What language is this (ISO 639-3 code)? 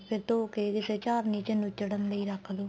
pan